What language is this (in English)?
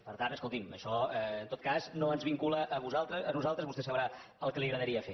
Catalan